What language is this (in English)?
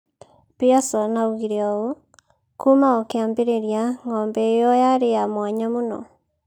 Kikuyu